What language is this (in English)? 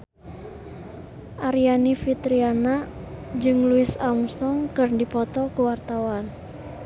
Sundanese